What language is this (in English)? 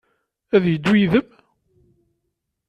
Kabyle